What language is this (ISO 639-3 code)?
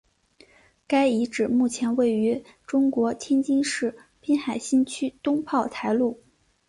zho